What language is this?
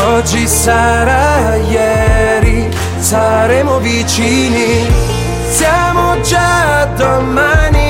Italian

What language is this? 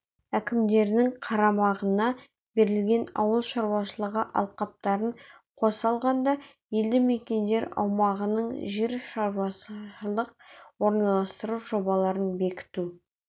Kazakh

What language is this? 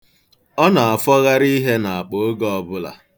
Igbo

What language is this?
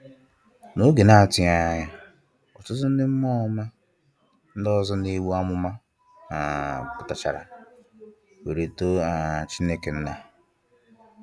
Igbo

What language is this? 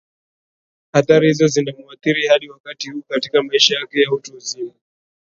Swahili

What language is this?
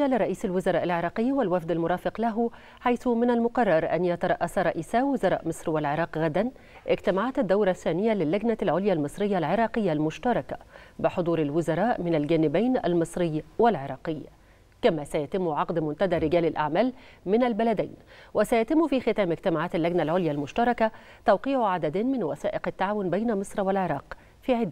Arabic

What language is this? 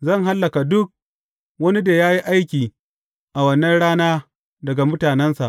Hausa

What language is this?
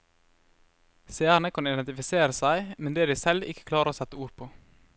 Norwegian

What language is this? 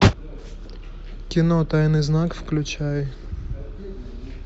Russian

